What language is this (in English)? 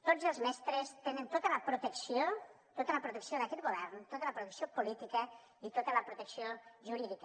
Catalan